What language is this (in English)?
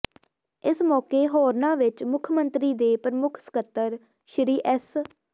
Punjabi